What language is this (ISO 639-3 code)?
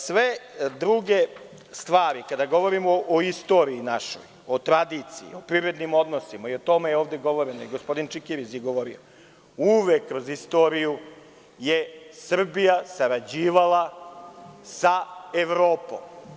srp